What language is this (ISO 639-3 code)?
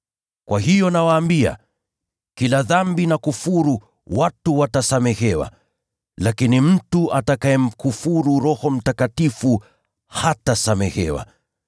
swa